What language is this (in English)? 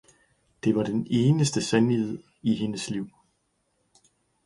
Danish